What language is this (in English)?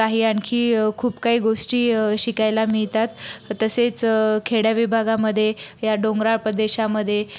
Marathi